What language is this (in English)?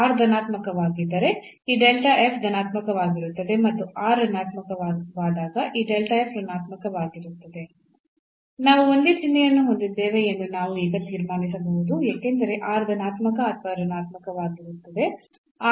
Kannada